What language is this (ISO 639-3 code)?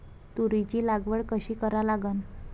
mar